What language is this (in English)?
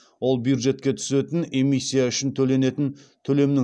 Kazakh